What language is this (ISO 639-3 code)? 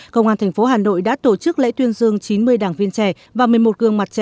vie